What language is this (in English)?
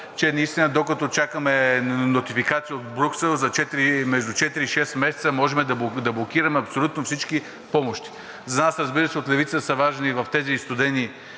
Bulgarian